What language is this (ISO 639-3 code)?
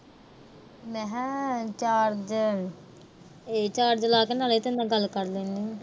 pan